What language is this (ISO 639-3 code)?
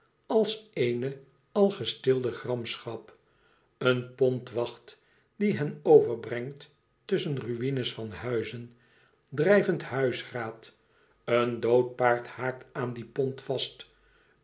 nld